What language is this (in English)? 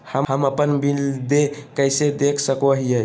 Magahi